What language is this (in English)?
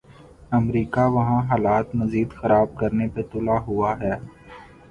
Urdu